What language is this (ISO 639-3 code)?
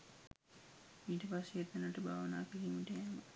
sin